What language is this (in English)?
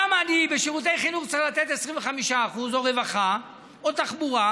Hebrew